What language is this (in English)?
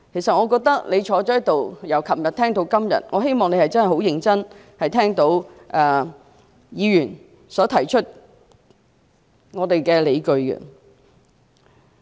Cantonese